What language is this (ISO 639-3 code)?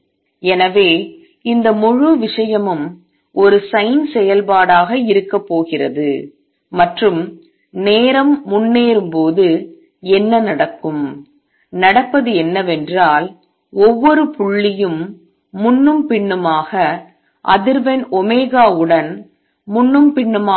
tam